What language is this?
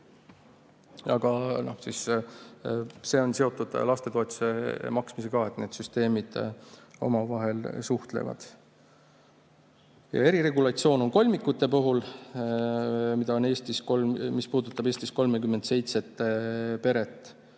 Estonian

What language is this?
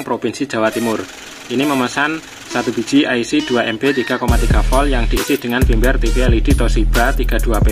Indonesian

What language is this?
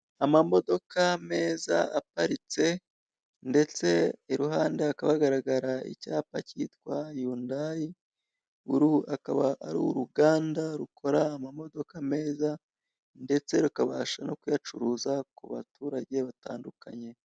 Kinyarwanda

